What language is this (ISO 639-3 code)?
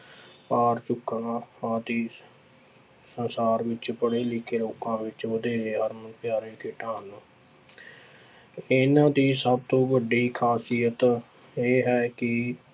pan